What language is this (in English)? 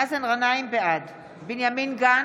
Hebrew